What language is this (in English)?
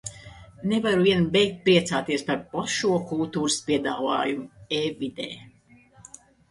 Latvian